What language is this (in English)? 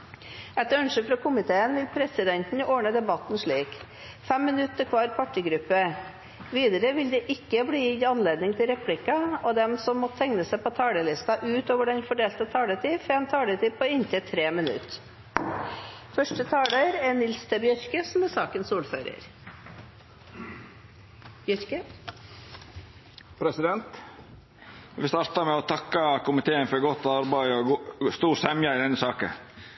Norwegian